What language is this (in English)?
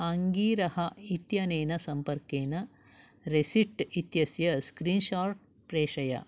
Sanskrit